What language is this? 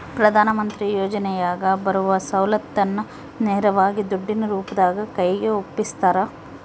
Kannada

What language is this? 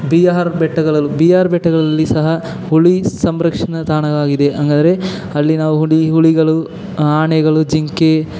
Kannada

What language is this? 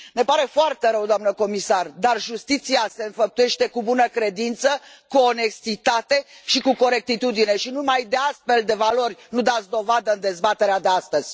Romanian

